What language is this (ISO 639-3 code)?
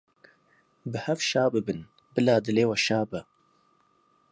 kur